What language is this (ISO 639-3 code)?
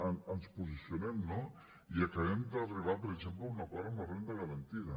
cat